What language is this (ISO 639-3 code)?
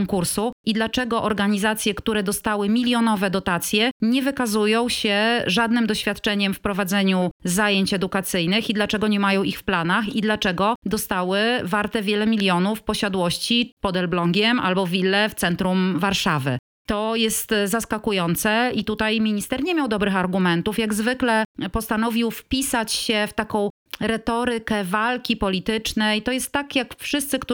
pol